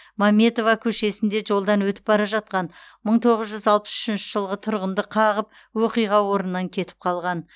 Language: Kazakh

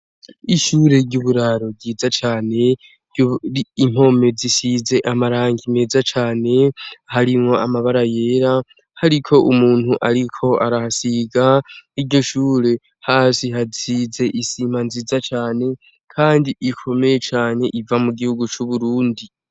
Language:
Rundi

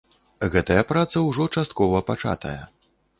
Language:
Belarusian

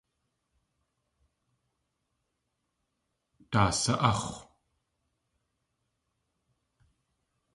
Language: Tlingit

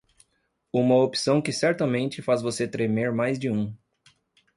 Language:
Portuguese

